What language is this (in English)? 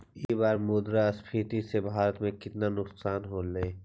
Magahi